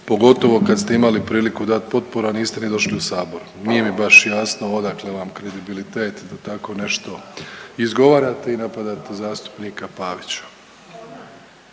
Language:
Croatian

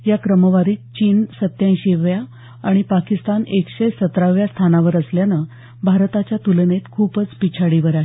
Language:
Marathi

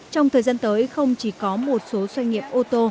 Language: Vietnamese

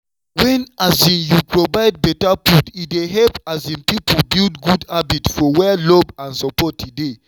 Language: Nigerian Pidgin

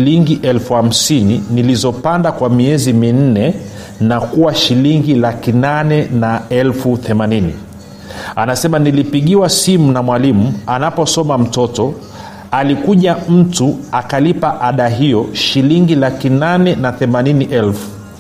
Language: Swahili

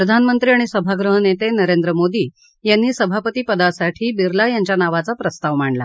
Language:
Marathi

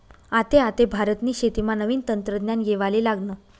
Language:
Marathi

